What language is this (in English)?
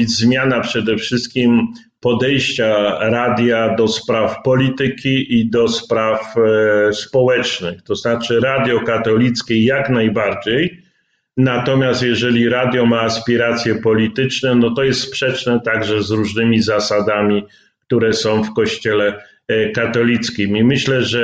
Polish